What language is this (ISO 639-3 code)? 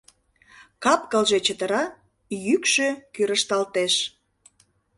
chm